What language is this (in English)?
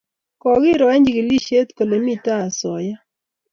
Kalenjin